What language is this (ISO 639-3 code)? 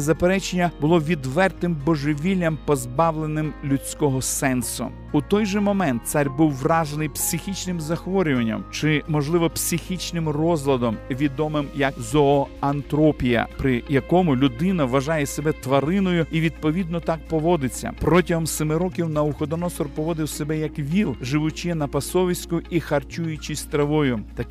ukr